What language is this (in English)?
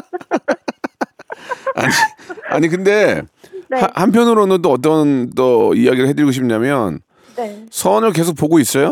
Korean